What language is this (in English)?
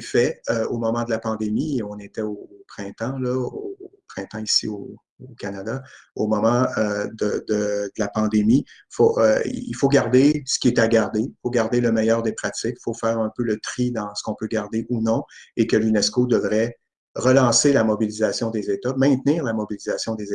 French